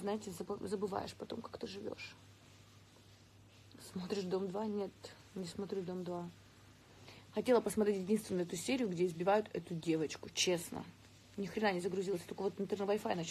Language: Russian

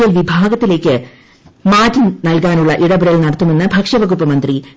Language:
Malayalam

